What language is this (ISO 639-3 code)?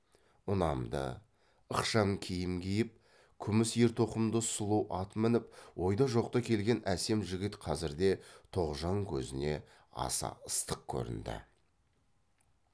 kaz